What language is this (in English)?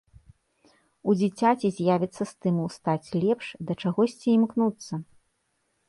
Belarusian